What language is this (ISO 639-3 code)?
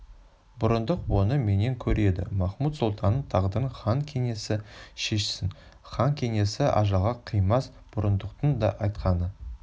kaz